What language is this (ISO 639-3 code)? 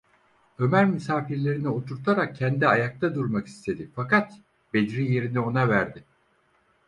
tur